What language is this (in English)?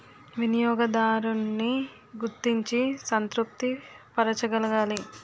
Telugu